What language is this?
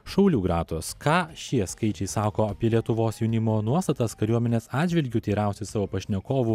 Lithuanian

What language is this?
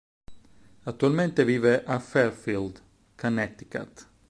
Italian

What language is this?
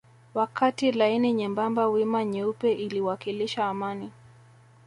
Swahili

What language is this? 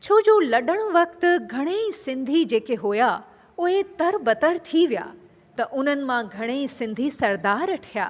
Sindhi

